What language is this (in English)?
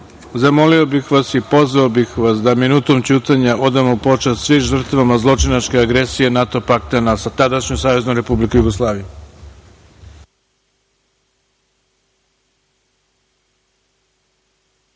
Serbian